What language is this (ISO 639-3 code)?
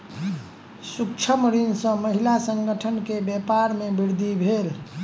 mai